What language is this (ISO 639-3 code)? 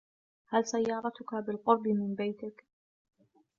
ara